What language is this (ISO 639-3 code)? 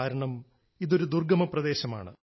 mal